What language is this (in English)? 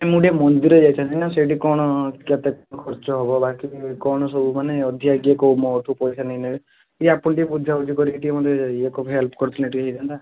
Odia